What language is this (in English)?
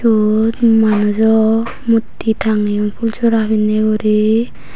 Chakma